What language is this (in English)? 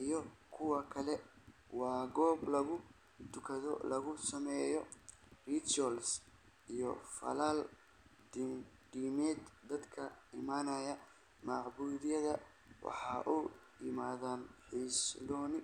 Somali